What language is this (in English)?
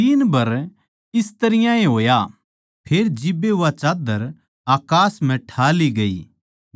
Haryanvi